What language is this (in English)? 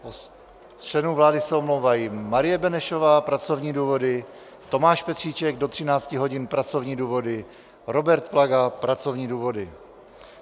Czech